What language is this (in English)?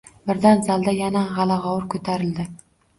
Uzbek